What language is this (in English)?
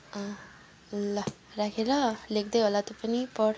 Nepali